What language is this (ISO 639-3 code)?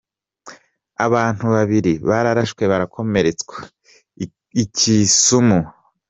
kin